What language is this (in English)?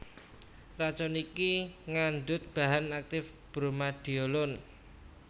Javanese